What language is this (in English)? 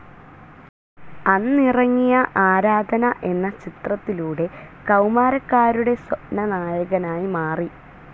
Malayalam